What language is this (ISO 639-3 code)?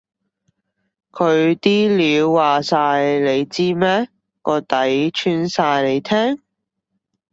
yue